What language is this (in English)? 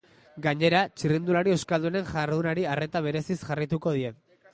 Basque